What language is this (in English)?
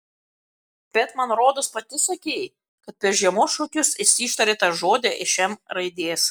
Lithuanian